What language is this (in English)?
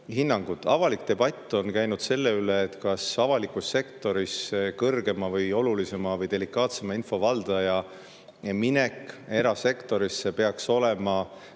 Estonian